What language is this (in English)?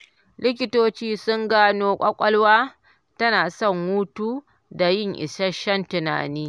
Hausa